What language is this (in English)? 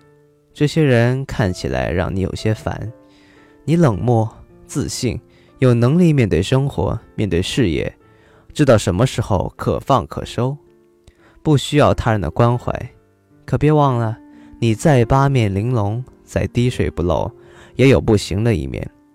Chinese